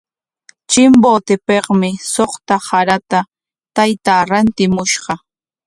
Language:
Corongo Ancash Quechua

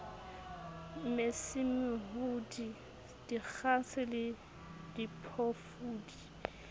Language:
Southern Sotho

